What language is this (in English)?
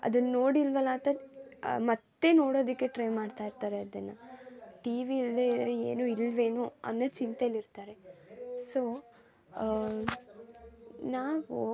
Kannada